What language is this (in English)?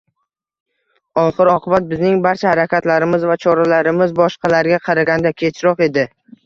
Uzbek